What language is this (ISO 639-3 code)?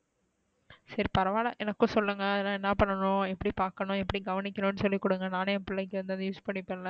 tam